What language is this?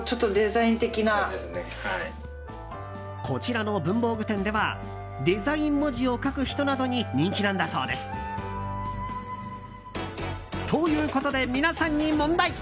Japanese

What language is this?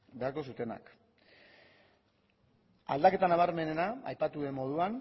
Basque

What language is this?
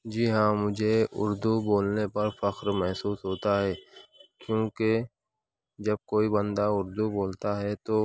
Urdu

